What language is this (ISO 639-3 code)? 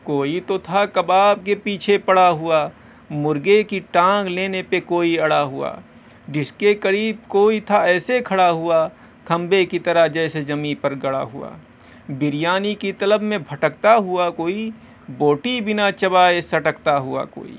urd